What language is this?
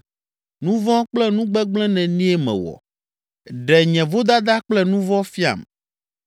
Ewe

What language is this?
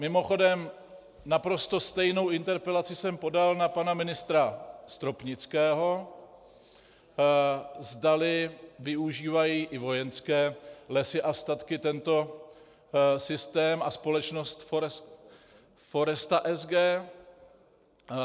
Czech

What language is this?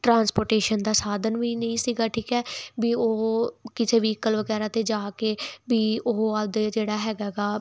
Punjabi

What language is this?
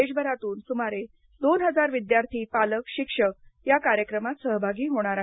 Marathi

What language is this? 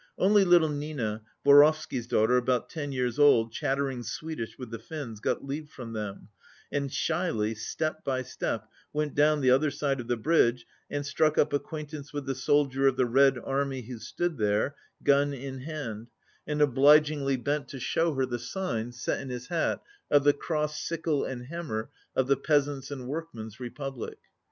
English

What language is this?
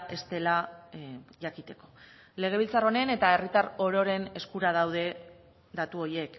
Basque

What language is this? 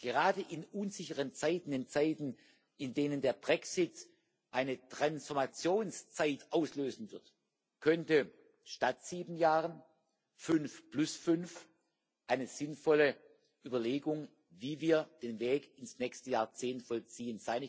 German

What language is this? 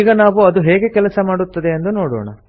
Kannada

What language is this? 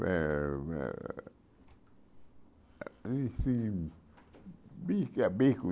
Portuguese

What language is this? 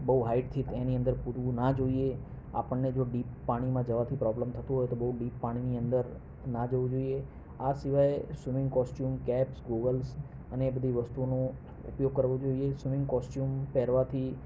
Gujarati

